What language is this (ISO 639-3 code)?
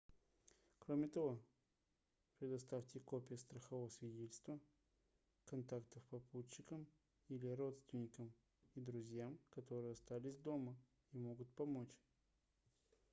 rus